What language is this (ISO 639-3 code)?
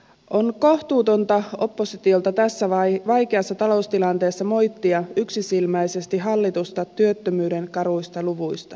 fin